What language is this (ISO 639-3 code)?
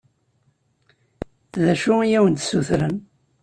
kab